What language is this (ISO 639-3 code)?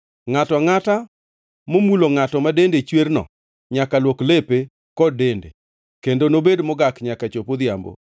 luo